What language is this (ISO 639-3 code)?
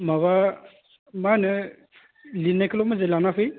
brx